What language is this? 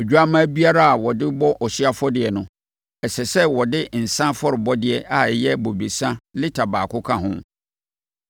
Akan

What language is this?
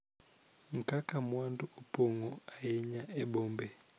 Luo (Kenya and Tanzania)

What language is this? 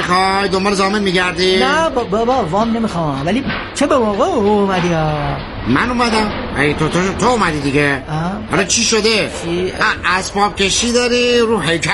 Persian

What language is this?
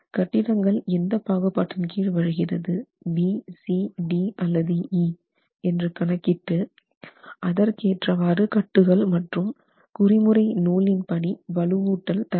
Tamil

